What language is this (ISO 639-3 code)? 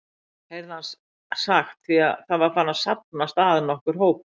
isl